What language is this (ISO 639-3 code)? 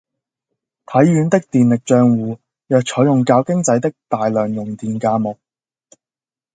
yue